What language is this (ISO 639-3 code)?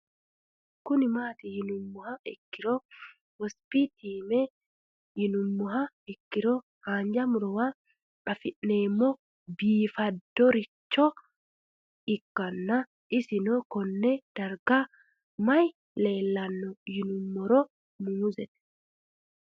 sid